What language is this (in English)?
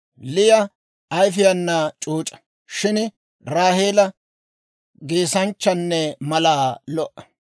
Dawro